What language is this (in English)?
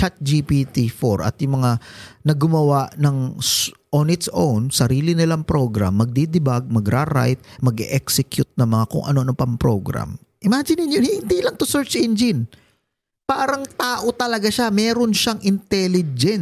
Filipino